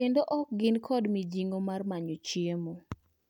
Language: Luo (Kenya and Tanzania)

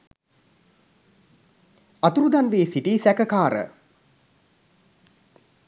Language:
Sinhala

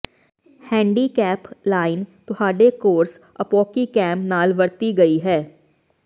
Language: Punjabi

